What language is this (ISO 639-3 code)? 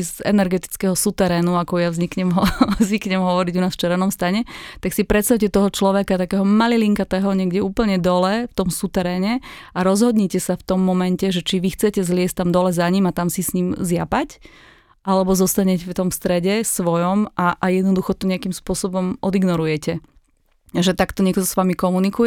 slk